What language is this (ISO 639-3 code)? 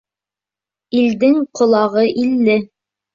bak